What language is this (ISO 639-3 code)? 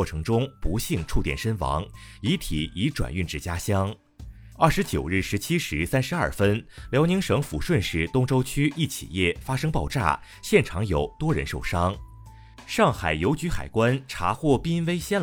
zho